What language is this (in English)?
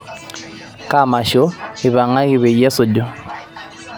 Masai